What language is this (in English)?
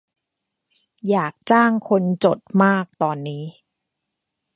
Thai